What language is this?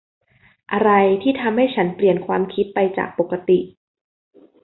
Thai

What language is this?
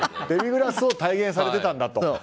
Japanese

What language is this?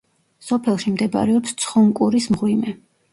Georgian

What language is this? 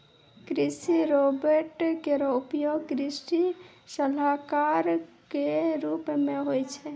Maithili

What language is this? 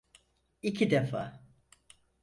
Turkish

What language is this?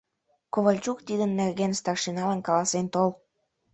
Mari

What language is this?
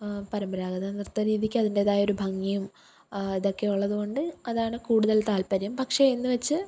Malayalam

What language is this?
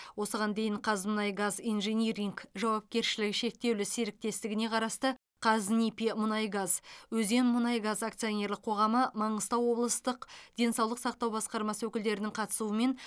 Kazakh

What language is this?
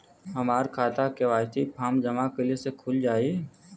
Bhojpuri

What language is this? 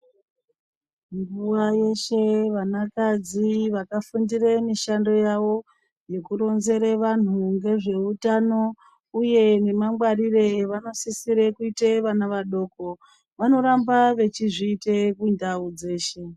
Ndau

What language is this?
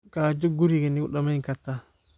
Somali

